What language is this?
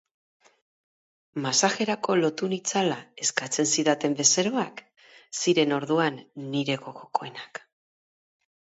Basque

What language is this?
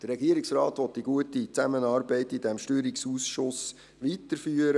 Swiss German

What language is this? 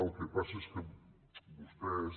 Catalan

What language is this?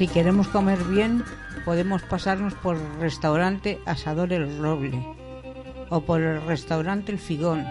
Spanish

